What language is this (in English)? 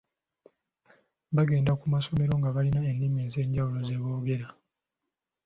Ganda